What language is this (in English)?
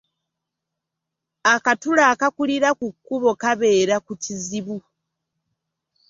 Ganda